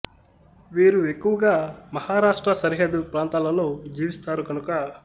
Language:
Telugu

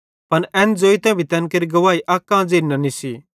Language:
Bhadrawahi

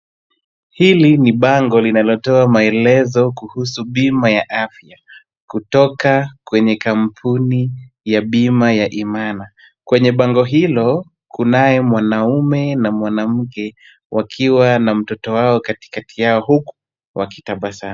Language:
Swahili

